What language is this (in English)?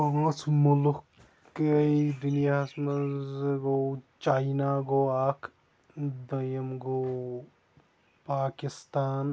Kashmiri